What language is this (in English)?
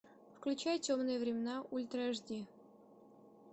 Russian